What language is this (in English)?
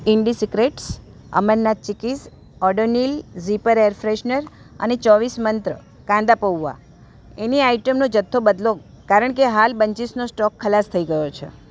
Gujarati